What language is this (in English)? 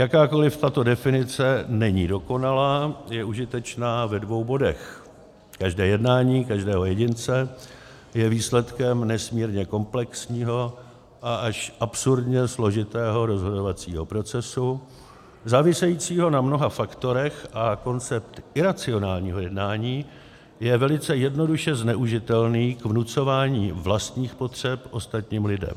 Czech